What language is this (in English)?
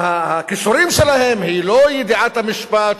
Hebrew